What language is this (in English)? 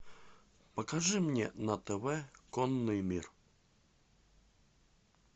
Russian